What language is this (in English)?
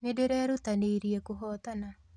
Kikuyu